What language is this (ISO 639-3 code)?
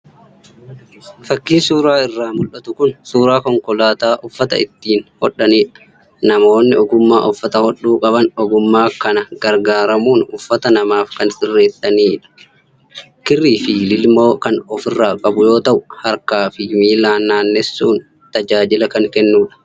orm